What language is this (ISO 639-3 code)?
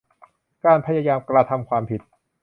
tha